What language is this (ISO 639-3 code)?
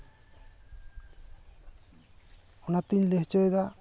sat